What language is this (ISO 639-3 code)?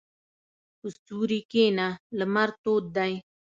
pus